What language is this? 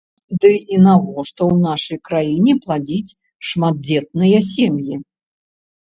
Belarusian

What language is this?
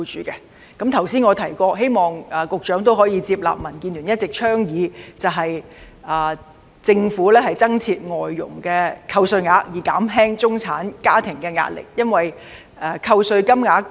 Cantonese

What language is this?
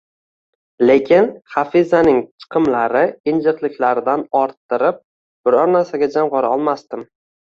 Uzbek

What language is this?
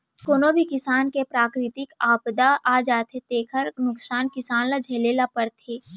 Chhattisgarhi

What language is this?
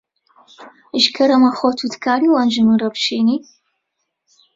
Kurdish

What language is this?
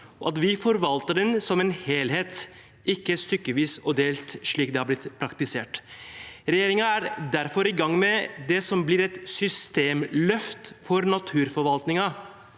Norwegian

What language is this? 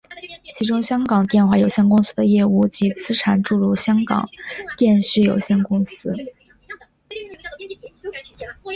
Chinese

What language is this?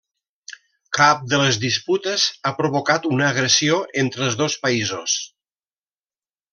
Catalan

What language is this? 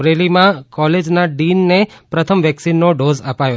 Gujarati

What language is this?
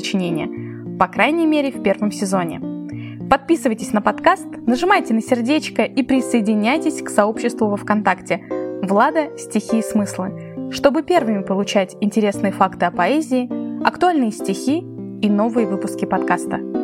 Russian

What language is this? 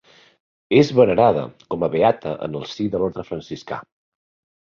Catalan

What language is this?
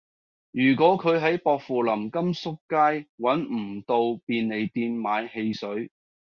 Cantonese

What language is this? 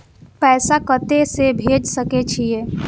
Maithili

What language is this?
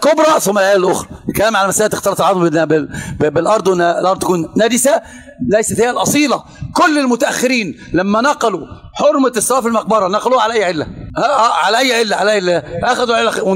Arabic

